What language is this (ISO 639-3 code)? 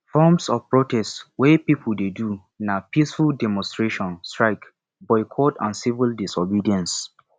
pcm